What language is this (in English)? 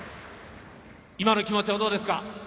Japanese